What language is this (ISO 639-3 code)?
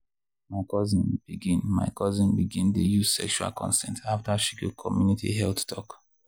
pcm